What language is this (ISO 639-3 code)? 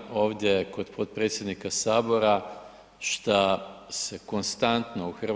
hrv